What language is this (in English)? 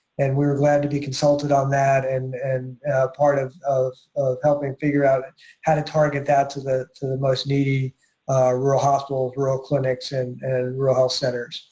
English